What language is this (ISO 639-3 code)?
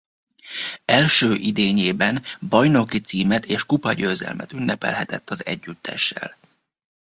hun